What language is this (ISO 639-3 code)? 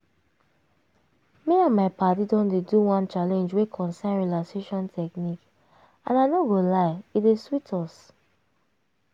pcm